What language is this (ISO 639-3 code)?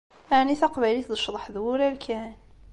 kab